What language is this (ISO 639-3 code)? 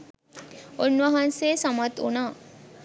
sin